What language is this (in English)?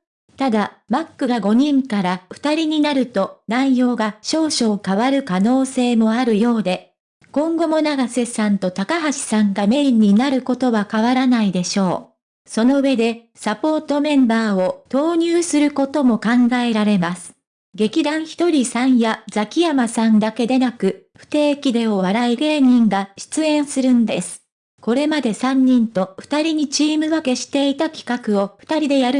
Japanese